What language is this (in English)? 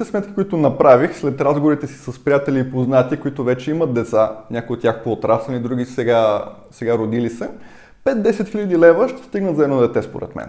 Bulgarian